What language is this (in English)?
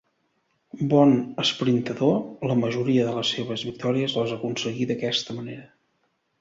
Catalan